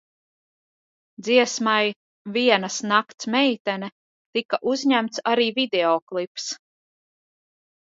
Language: Latvian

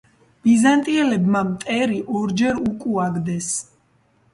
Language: Georgian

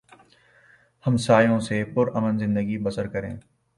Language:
Urdu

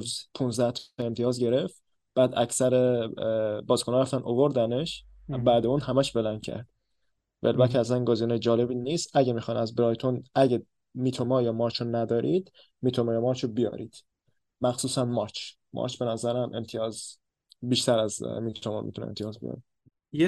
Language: Persian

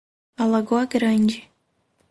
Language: Portuguese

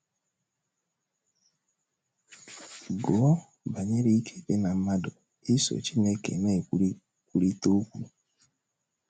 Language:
Igbo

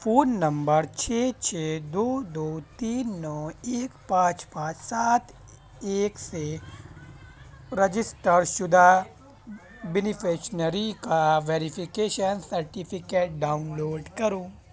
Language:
Urdu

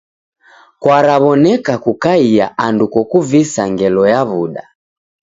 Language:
Taita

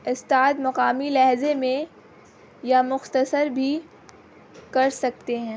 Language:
Urdu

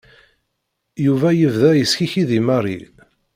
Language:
Kabyle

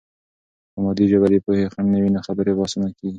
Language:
Pashto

